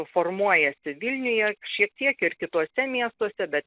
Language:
Lithuanian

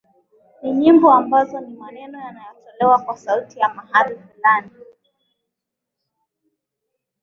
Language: Swahili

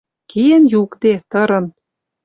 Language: Western Mari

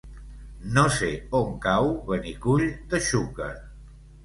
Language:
Catalan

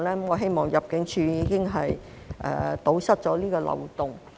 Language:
Cantonese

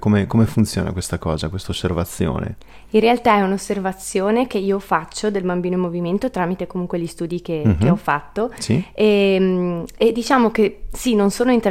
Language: Italian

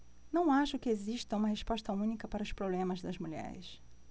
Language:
Portuguese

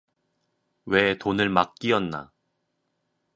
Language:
Korean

